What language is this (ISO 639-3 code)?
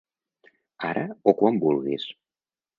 cat